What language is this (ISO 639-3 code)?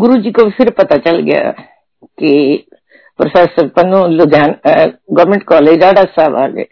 hin